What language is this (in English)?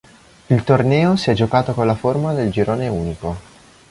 Italian